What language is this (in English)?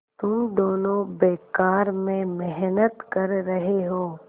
Hindi